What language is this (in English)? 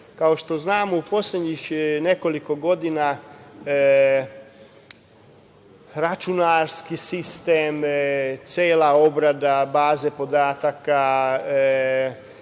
Serbian